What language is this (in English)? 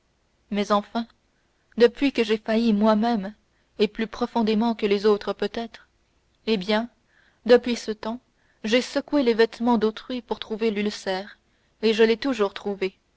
French